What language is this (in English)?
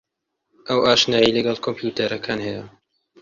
Central Kurdish